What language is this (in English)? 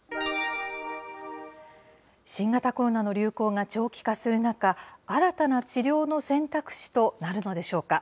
Japanese